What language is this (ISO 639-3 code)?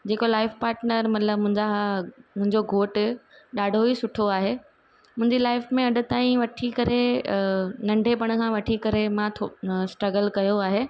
snd